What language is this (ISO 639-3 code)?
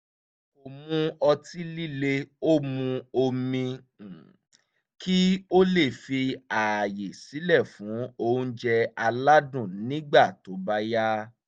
yor